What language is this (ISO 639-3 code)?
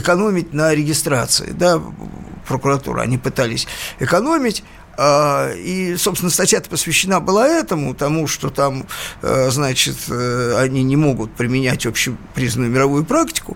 rus